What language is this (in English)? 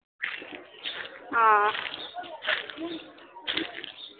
Assamese